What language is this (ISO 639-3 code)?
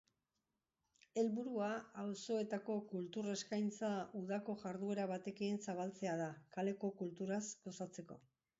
eus